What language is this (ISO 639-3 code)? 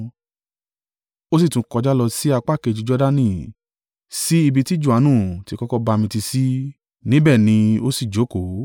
yor